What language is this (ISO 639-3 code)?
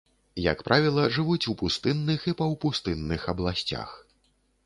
bel